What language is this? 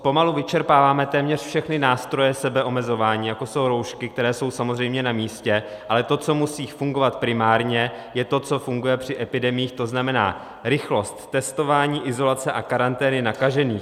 Czech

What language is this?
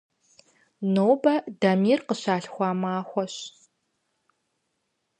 Kabardian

